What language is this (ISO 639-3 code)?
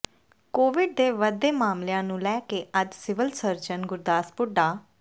pan